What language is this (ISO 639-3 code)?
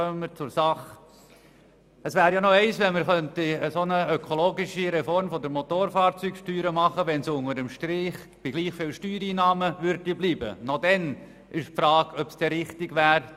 gsw